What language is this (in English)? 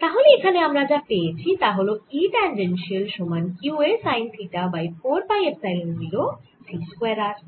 Bangla